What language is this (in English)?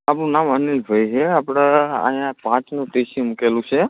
Gujarati